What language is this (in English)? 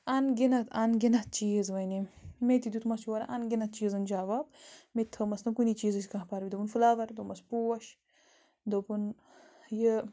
Kashmiri